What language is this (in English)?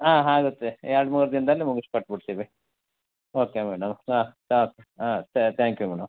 Kannada